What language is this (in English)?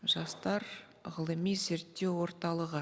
Kazakh